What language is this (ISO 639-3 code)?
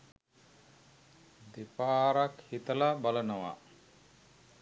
sin